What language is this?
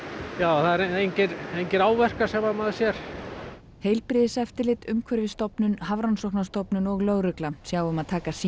Icelandic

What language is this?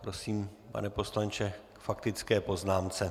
Czech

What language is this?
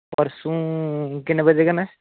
Dogri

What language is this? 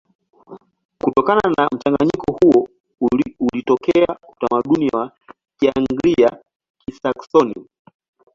Swahili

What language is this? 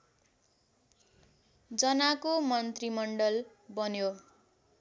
Nepali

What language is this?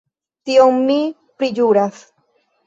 Esperanto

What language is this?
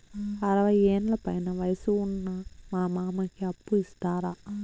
Telugu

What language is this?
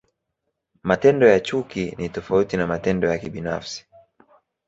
Swahili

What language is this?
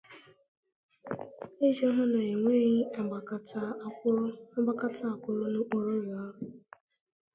Igbo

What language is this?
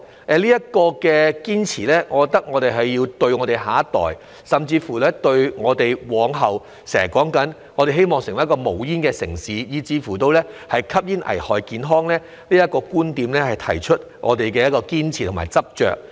Cantonese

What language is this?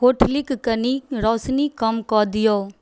Maithili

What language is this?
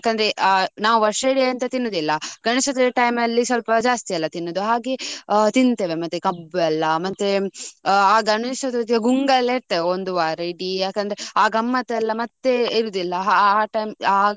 Kannada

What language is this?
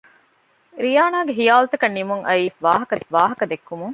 Divehi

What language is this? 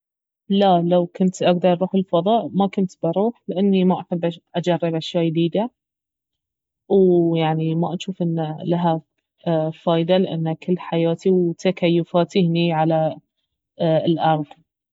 Baharna Arabic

